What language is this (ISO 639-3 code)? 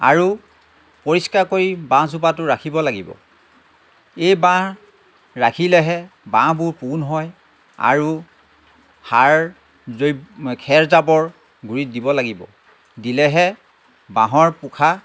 asm